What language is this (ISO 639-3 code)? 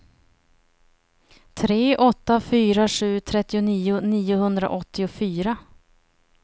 swe